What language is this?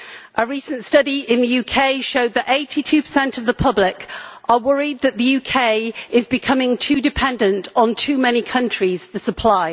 English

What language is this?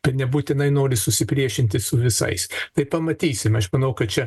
Lithuanian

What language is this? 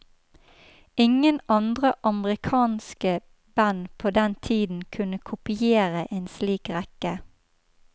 Norwegian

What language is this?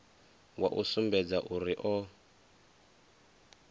Venda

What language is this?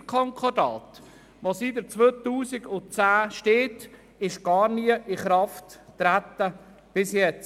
Swiss German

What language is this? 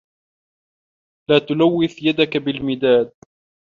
Arabic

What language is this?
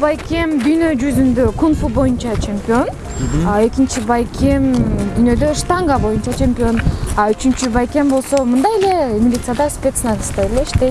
Turkish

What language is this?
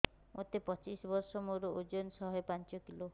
Odia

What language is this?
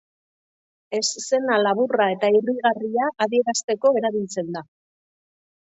Basque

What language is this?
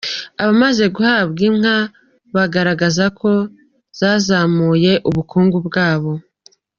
Kinyarwanda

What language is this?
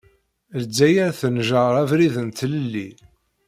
Kabyle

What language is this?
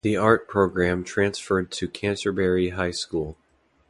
English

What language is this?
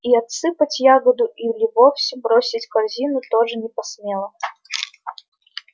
Russian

